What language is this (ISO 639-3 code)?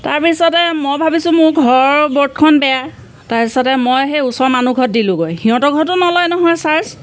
asm